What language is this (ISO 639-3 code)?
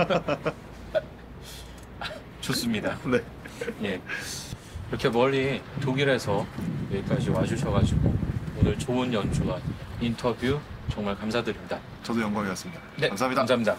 kor